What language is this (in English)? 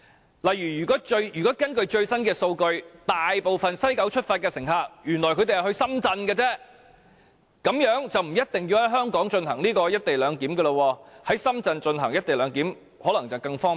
Cantonese